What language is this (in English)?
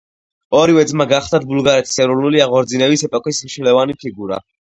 Georgian